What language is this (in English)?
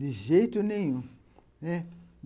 Portuguese